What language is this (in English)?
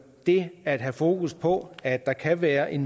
Danish